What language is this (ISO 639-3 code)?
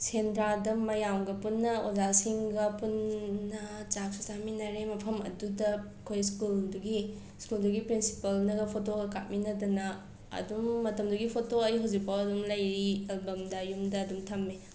mni